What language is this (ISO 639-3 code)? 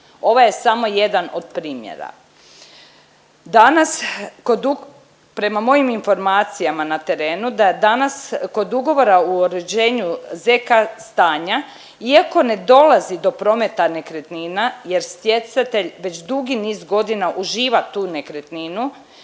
hrv